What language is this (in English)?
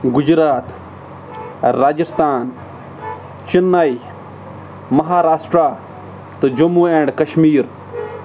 Kashmiri